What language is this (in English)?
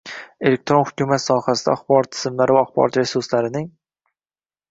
Uzbek